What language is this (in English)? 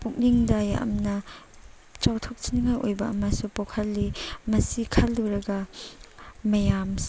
Manipuri